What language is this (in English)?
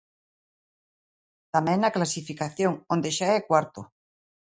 Galician